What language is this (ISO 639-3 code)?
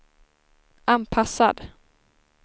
swe